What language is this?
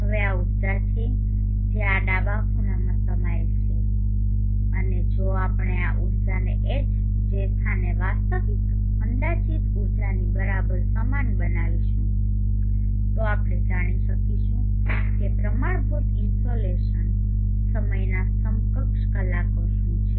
Gujarati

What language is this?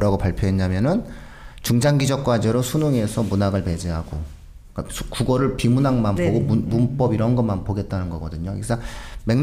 Korean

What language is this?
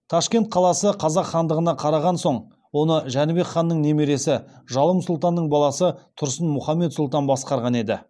Kazakh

